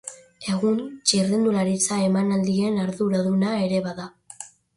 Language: Basque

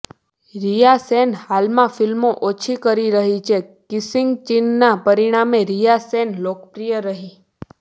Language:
Gujarati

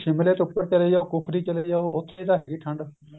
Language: Punjabi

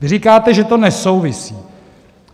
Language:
Czech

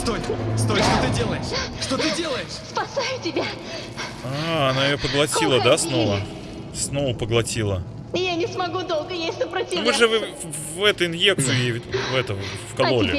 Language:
Russian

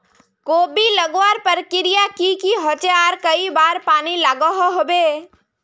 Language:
Magahi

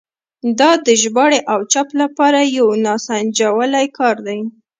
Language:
Pashto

